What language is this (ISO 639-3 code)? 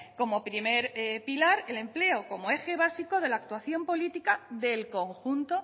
spa